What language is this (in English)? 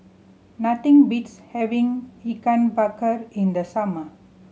English